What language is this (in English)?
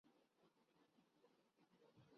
Urdu